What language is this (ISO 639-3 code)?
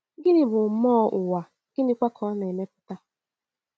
ibo